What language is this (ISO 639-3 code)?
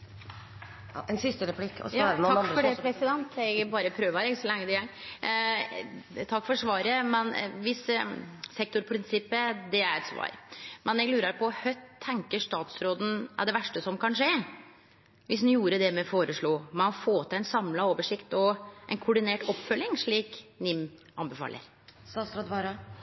nno